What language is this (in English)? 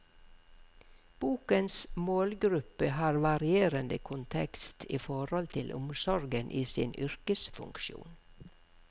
Norwegian